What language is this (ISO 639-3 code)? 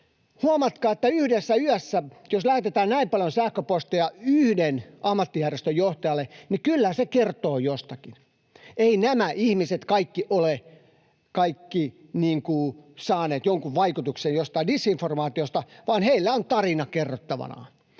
fin